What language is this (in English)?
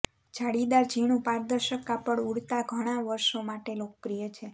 Gujarati